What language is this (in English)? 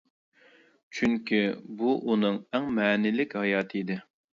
Uyghur